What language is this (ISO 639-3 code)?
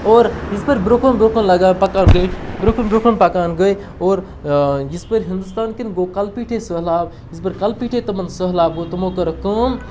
kas